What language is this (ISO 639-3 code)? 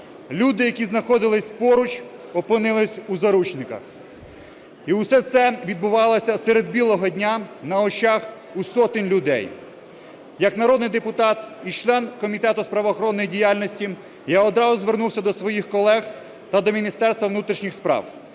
ukr